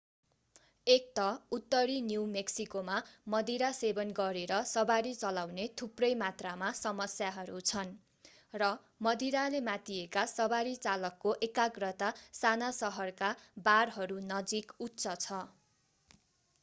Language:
Nepali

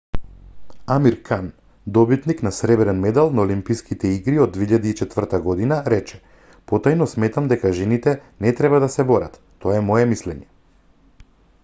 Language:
Macedonian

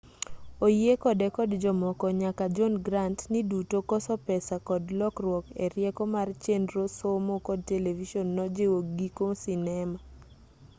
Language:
Luo (Kenya and Tanzania)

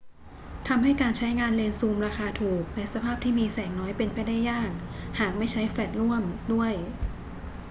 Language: Thai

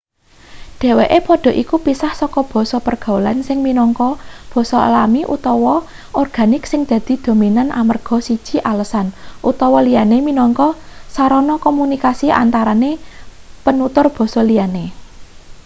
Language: Javanese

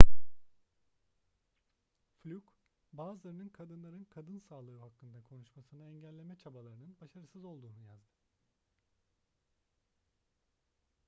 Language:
Turkish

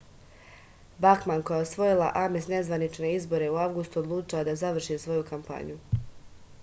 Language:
Serbian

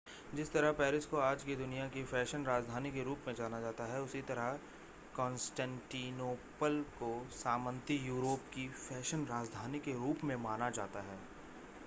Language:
Hindi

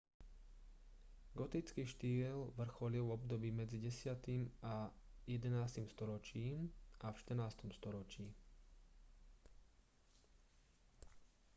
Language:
Slovak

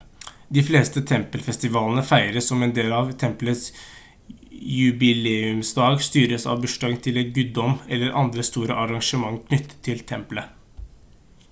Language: Norwegian Bokmål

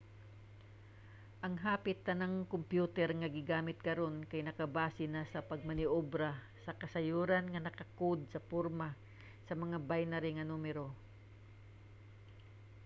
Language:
Cebuano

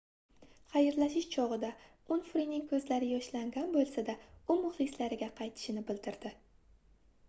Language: Uzbek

